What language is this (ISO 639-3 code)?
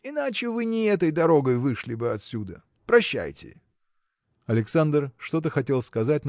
rus